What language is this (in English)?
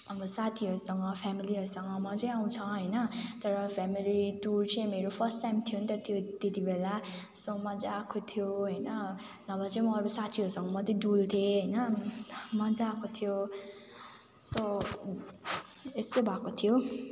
Nepali